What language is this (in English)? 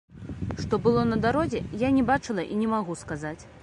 Belarusian